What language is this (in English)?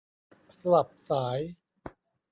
Thai